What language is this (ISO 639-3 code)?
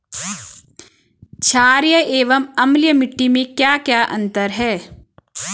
hin